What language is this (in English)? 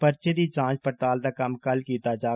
Dogri